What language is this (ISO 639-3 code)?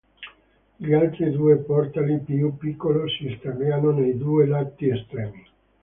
ita